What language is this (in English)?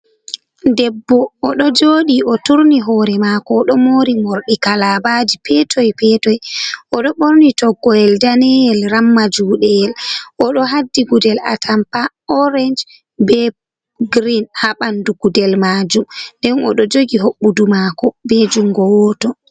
Fula